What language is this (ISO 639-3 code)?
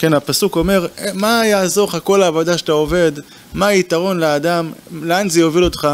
heb